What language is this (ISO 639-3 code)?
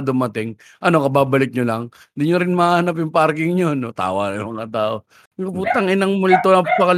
fil